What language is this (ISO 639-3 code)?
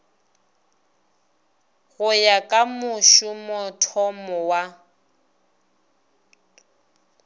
nso